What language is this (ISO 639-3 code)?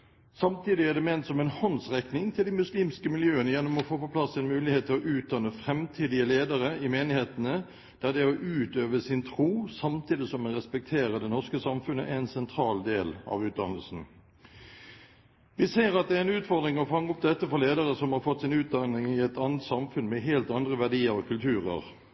nob